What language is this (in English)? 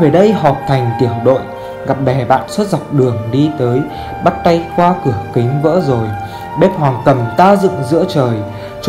Vietnamese